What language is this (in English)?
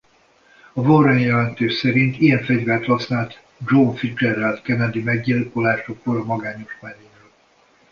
Hungarian